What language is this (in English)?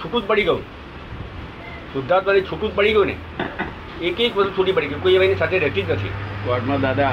Gujarati